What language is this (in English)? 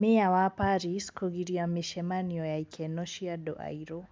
Kikuyu